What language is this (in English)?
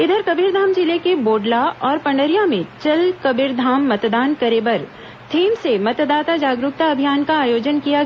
Hindi